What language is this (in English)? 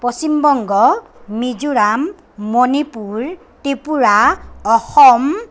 Assamese